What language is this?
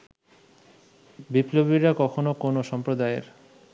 Bangla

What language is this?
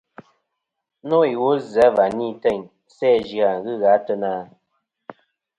Kom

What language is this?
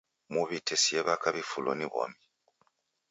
Taita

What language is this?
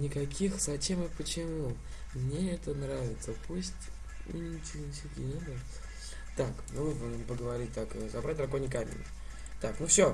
Russian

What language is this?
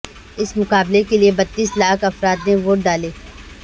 Urdu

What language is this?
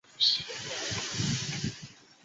Chinese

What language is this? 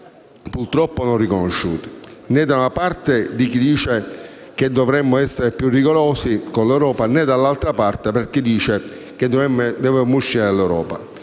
Italian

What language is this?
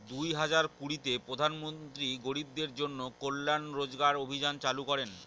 Bangla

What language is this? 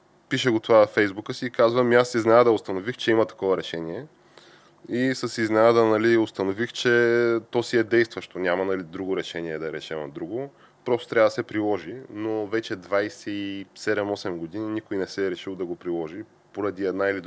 Bulgarian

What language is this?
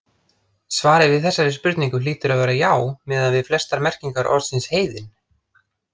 Icelandic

